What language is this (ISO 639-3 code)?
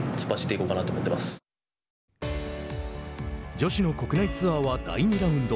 jpn